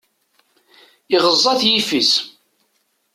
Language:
Kabyle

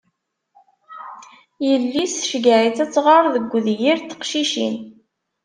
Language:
Kabyle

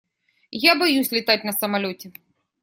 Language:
Russian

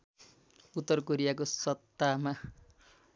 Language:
Nepali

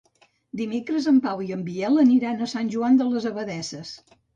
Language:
Catalan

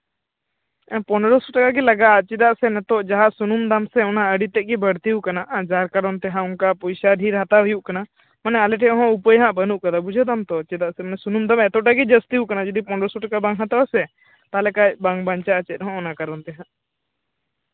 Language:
Santali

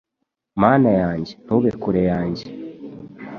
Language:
Kinyarwanda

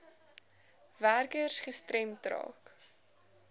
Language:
Afrikaans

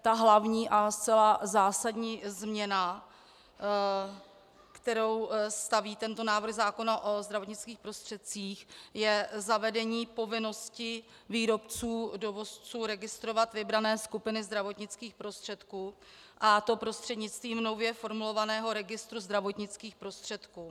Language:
Czech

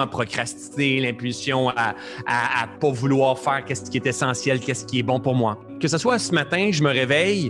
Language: French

